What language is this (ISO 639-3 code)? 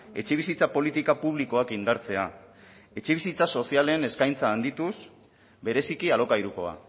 eus